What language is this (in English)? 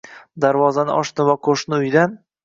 Uzbek